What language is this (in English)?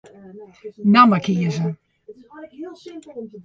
Western Frisian